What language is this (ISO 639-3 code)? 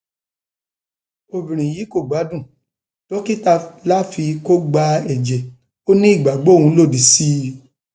yor